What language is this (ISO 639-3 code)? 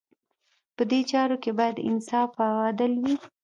pus